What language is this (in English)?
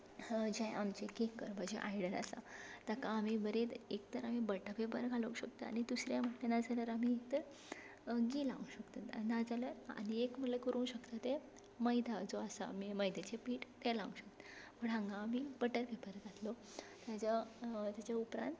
Konkani